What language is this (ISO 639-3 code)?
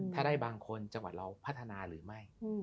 tha